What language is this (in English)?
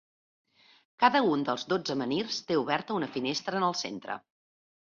Catalan